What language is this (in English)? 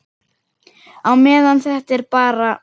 Icelandic